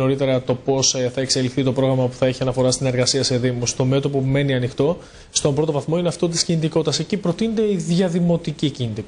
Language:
Greek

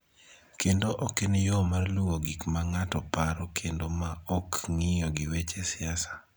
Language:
Luo (Kenya and Tanzania)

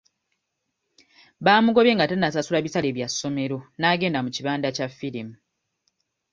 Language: Ganda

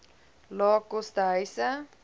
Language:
Afrikaans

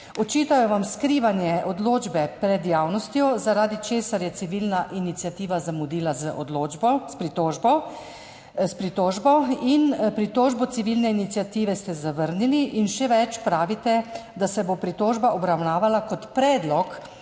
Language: Slovenian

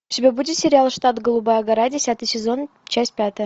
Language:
Russian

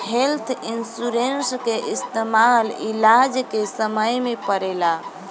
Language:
Bhojpuri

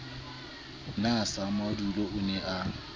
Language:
Southern Sotho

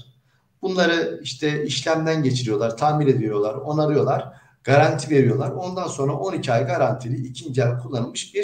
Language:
Turkish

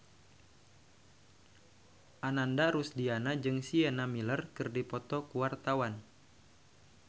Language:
Sundanese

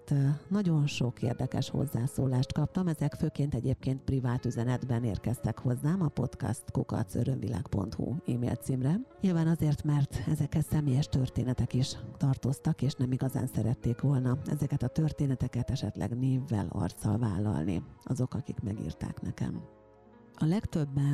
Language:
Hungarian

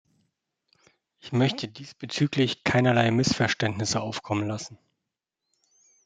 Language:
German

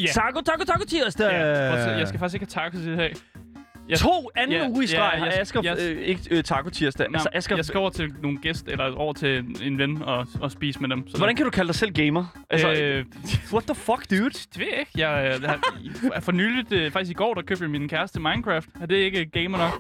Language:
Danish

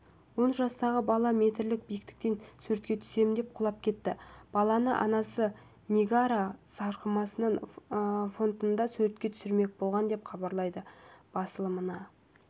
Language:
Kazakh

